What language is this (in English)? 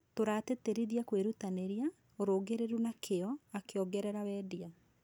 Kikuyu